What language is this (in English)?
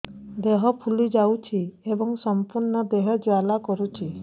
Odia